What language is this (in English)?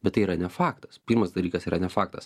Lithuanian